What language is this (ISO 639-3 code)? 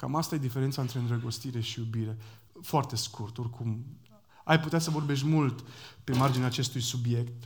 ron